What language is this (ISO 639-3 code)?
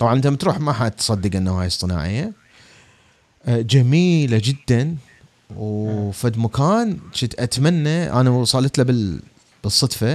ara